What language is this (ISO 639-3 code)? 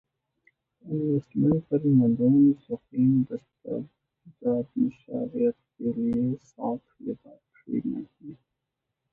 urd